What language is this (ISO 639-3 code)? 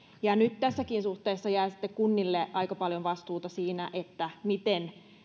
fin